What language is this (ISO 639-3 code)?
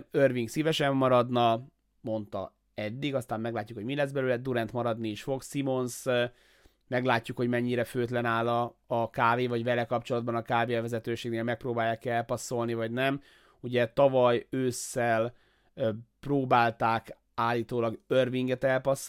hun